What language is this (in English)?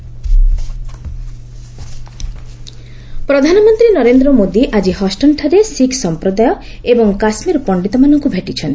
Odia